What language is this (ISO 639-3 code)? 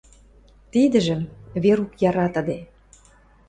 mrj